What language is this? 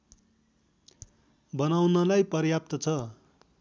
Nepali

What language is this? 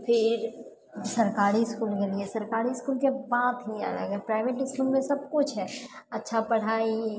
Maithili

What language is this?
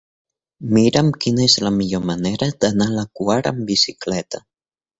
Catalan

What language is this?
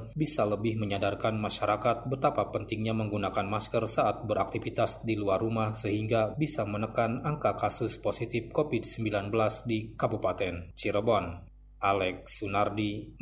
Indonesian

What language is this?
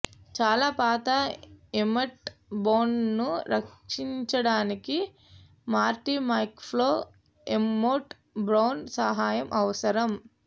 Telugu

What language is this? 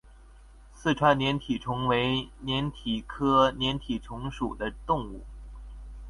Chinese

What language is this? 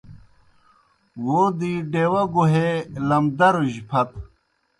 Kohistani Shina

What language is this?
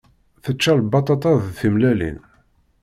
Kabyle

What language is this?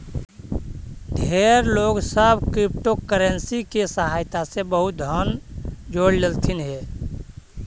Magahi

